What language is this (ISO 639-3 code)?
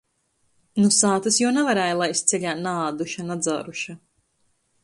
ltg